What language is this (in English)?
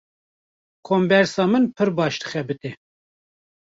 Kurdish